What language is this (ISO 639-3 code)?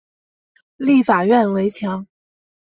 zho